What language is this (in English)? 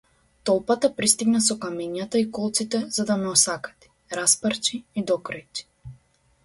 Macedonian